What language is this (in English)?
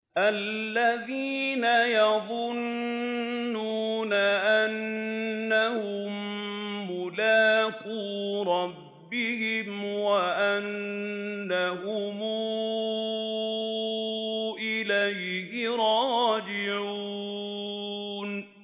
Arabic